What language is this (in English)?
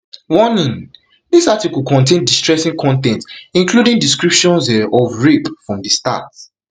Nigerian Pidgin